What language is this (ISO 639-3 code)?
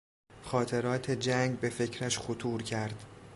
fas